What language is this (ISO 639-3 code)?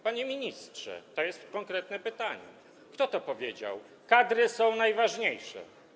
pol